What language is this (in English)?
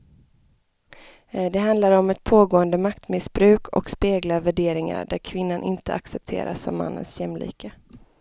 Swedish